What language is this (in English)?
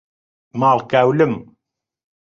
Central Kurdish